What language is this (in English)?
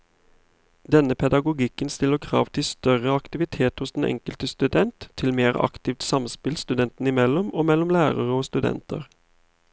Norwegian